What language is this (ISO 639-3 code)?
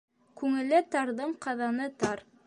bak